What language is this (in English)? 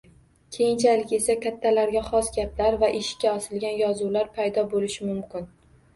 Uzbek